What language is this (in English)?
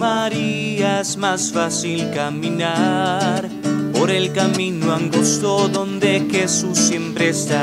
Spanish